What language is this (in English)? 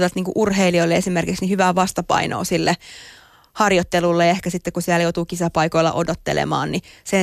Finnish